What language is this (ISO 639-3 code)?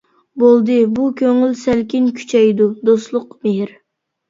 uig